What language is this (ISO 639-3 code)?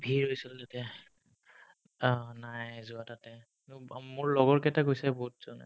asm